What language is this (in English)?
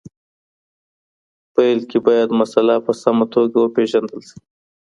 Pashto